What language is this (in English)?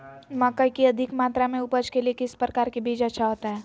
Magahi